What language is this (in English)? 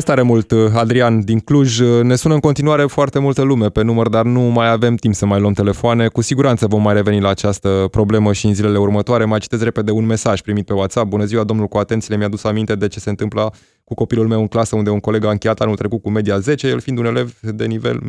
Romanian